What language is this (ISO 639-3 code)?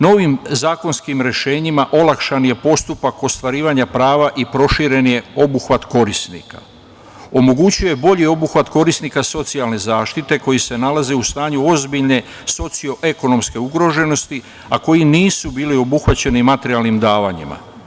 srp